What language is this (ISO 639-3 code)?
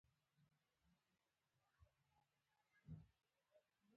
pus